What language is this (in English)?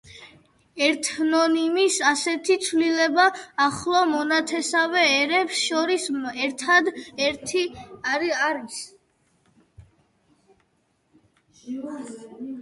Georgian